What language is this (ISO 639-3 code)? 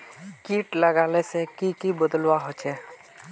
mag